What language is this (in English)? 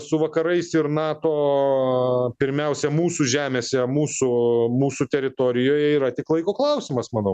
Lithuanian